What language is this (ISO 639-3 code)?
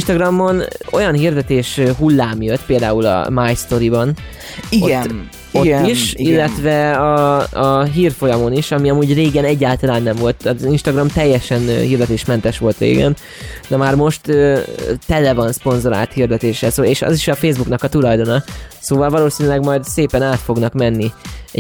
hun